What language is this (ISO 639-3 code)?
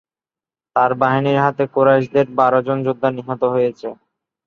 ben